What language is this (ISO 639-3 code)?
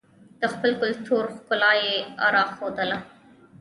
pus